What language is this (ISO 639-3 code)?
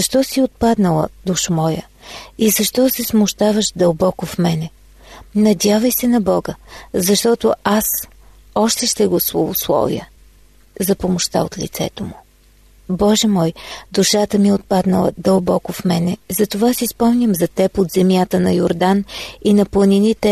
bul